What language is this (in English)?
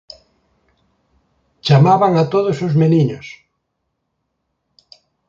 Galician